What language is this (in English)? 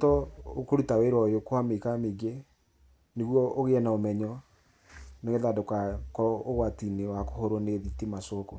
Kikuyu